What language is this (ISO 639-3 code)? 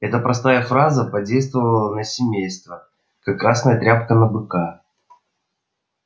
rus